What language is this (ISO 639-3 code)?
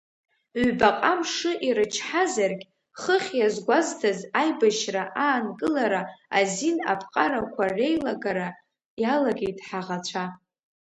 abk